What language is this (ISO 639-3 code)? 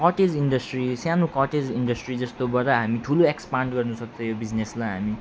nep